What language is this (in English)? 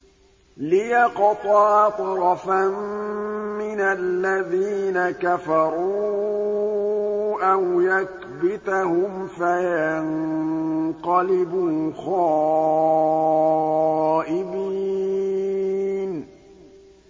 Arabic